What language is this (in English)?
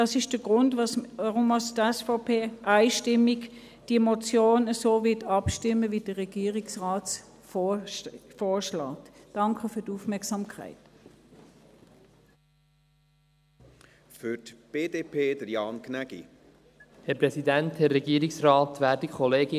Swiss German